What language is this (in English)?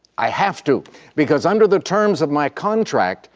English